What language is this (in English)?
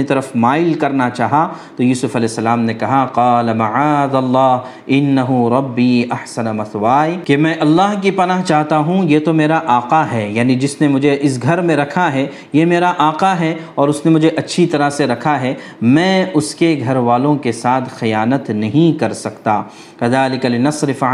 Urdu